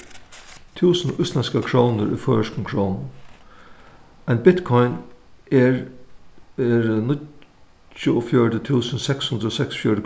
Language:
Faroese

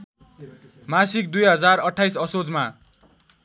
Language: Nepali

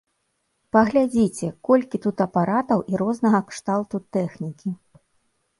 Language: Belarusian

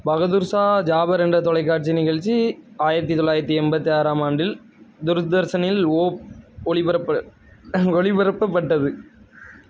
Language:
Tamil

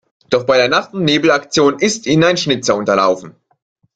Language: German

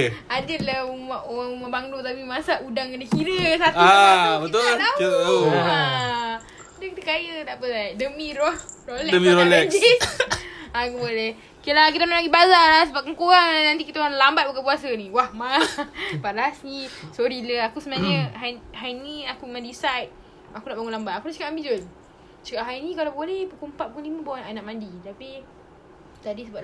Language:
Malay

